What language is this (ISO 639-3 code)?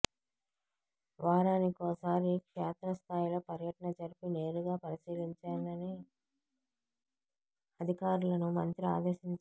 tel